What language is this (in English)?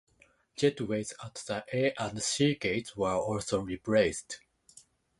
English